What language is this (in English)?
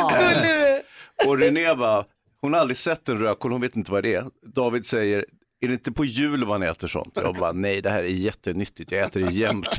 Swedish